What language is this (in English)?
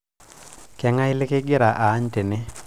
Masai